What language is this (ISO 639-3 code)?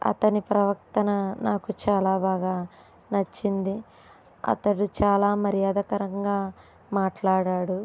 tel